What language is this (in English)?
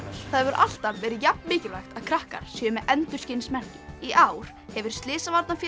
Icelandic